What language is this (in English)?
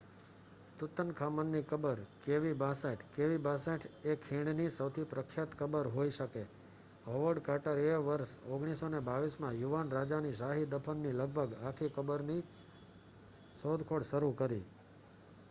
Gujarati